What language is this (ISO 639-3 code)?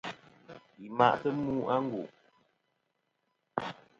bkm